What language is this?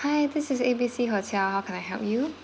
English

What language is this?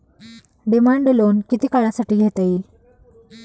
Marathi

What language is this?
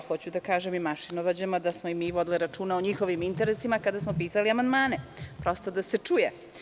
Serbian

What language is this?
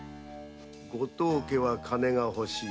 Japanese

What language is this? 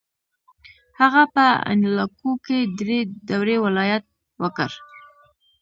Pashto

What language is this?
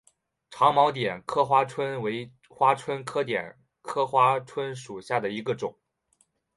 Chinese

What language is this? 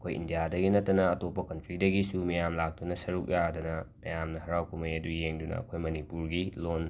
Manipuri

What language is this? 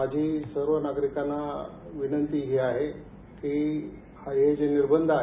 Marathi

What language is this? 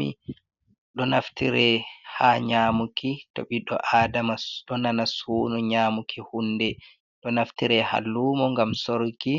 Fula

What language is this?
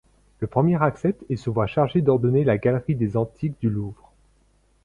French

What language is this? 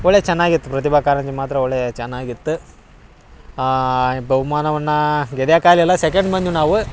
Kannada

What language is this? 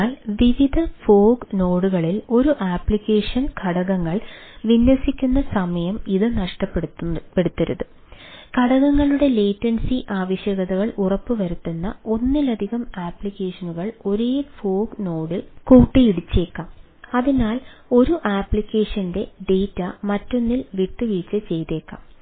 Malayalam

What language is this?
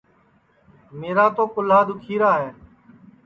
Sansi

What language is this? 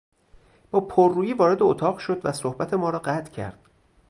Persian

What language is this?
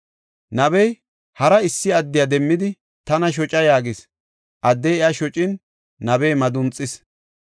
Gofa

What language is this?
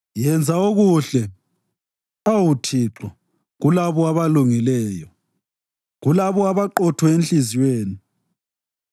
North Ndebele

